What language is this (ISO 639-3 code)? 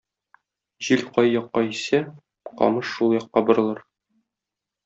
tat